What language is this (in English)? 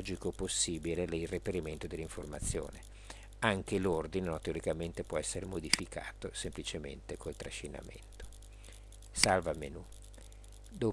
Italian